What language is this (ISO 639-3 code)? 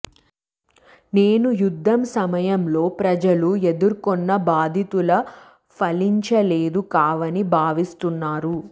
tel